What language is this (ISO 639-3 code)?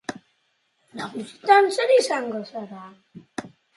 eus